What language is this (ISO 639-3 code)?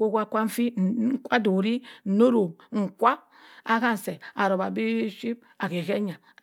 mfn